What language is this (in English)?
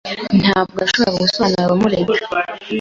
Kinyarwanda